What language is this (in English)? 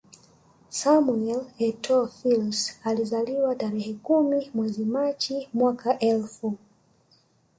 Swahili